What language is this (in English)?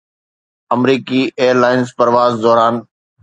Sindhi